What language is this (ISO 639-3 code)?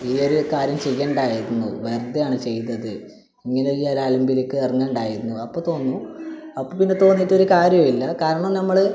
mal